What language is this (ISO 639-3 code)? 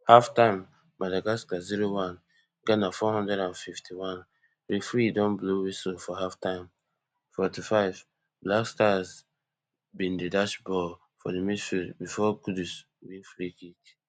pcm